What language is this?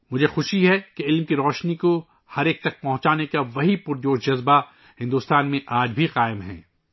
Urdu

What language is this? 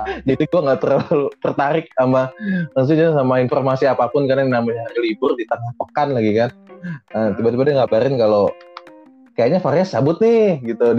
Indonesian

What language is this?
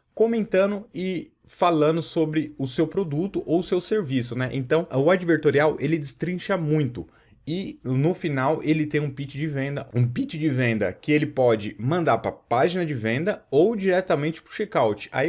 Portuguese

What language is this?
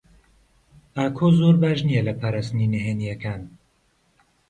Central Kurdish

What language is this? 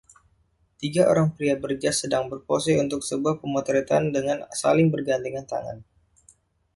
Indonesian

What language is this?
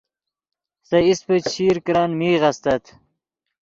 Yidgha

